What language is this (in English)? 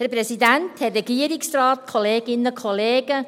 Swiss German